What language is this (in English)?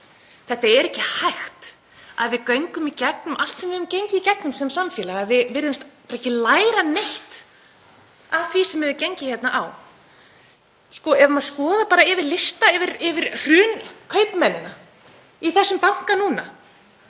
Icelandic